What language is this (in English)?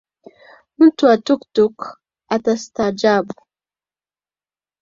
Swahili